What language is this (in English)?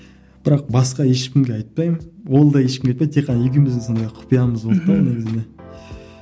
Kazakh